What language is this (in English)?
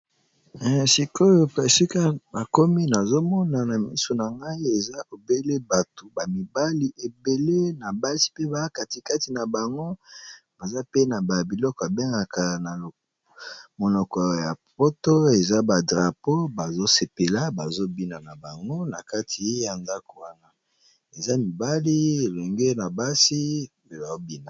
Lingala